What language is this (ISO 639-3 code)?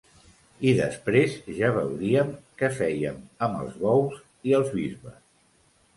cat